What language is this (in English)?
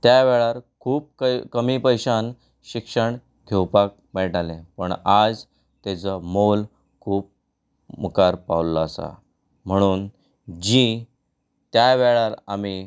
Konkani